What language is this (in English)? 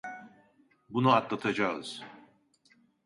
Turkish